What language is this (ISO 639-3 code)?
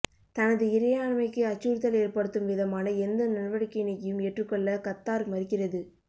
tam